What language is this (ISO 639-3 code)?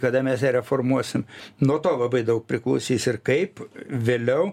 lit